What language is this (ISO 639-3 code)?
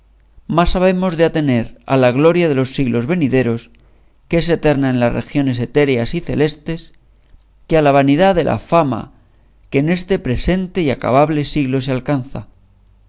spa